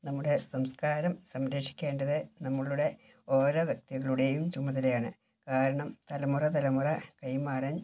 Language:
Malayalam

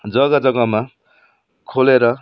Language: Nepali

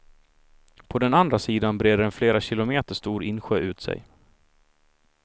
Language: Swedish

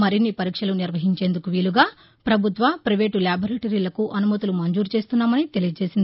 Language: Telugu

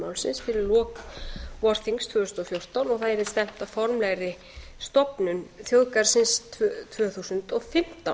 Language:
Icelandic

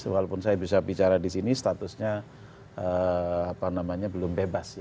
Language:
Indonesian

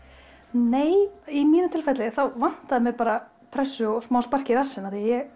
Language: Icelandic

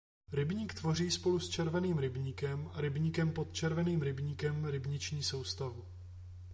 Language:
Czech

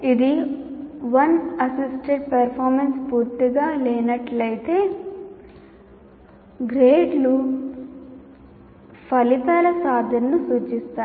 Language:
Telugu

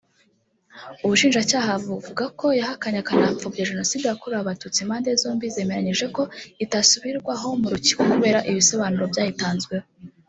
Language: Kinyarwanda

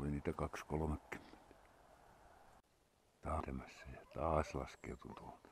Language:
Finnish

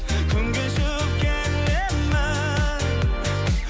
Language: Kazakh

